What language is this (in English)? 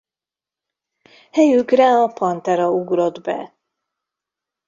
Hungarian